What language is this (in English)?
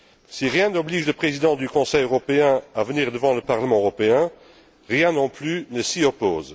French